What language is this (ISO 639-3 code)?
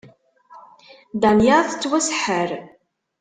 kab